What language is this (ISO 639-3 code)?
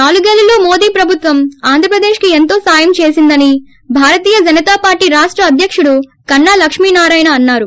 tel